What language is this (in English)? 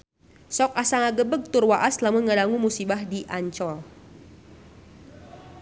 Sundanese